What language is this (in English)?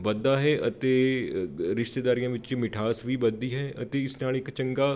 Punjabi